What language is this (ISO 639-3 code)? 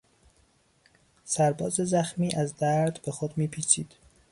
fas